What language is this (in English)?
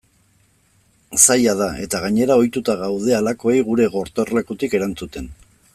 Basque